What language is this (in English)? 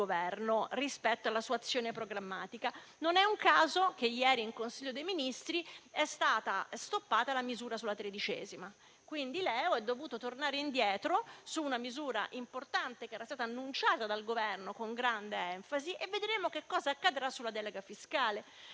Italian